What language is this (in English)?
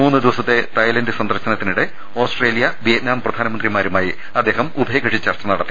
Malayalam